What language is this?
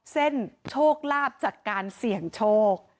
Thai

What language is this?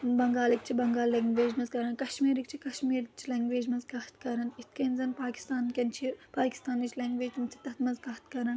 Kashmiri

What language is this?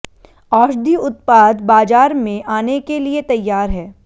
Hindi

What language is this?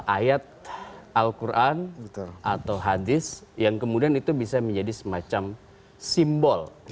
Indonesian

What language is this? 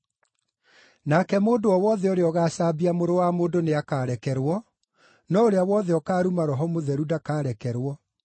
Kikuyu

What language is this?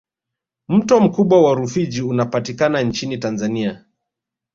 Swahili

